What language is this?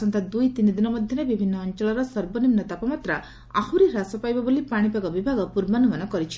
Odia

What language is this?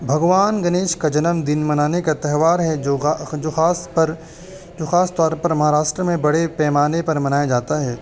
Urdu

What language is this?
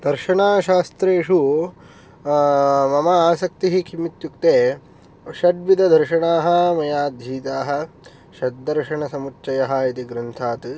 Sanskrit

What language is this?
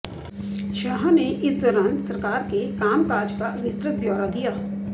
Hindi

